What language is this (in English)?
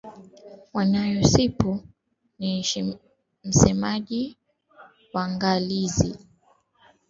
Swahili